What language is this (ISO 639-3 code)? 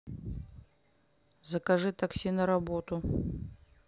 rus